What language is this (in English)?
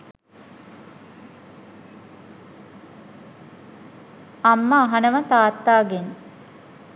Sinhala